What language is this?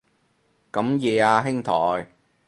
Cantonese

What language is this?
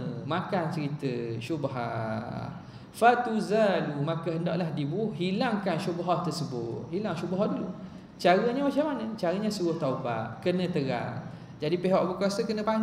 Malay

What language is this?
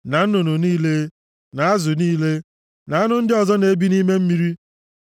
Igbo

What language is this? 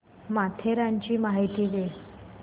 Marathi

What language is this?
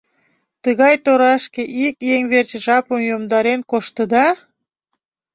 Mari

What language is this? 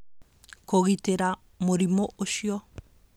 Kikuyu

